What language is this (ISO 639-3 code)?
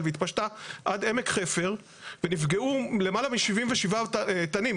heb